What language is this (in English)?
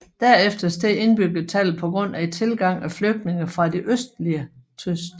Danish